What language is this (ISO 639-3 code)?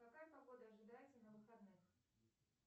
rus